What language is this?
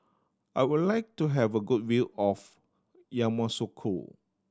English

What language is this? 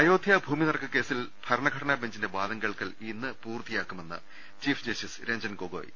Malayalam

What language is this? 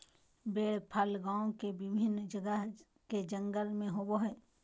Magahi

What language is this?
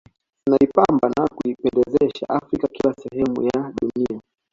Swahili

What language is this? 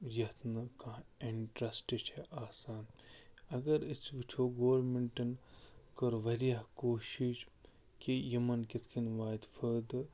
Kashmiri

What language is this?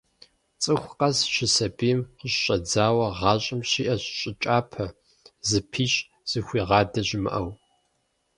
Kabardian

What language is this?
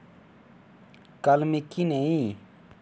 Dogri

